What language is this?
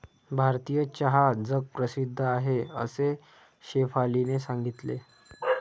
Marathi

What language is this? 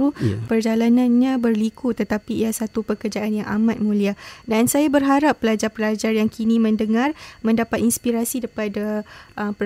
Malay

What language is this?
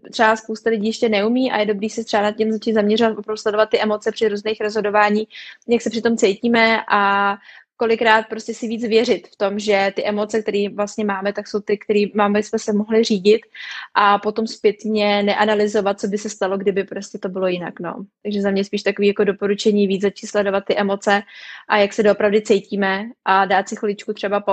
Czech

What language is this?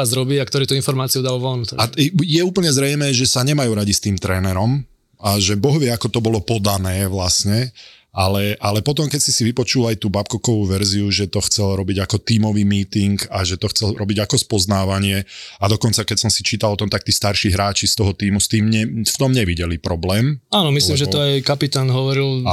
Slovak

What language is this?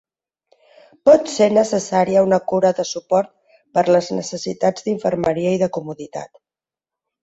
Catalan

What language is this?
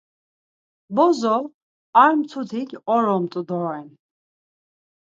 Laz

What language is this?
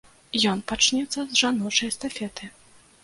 Belarusian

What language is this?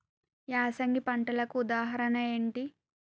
Telugu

